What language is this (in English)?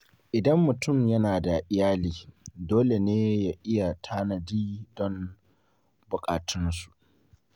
Hausa